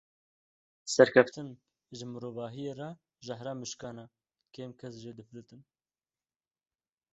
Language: Kurdish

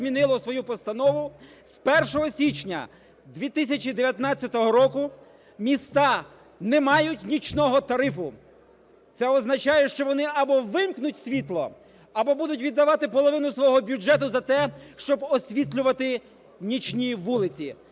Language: Ukrainian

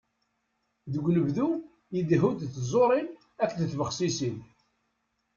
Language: Kabyle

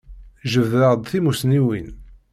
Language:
Kabyle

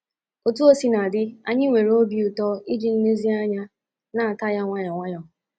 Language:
Igbo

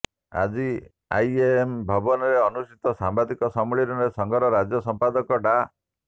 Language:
Odia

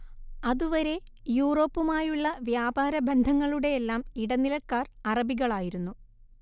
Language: Malayalam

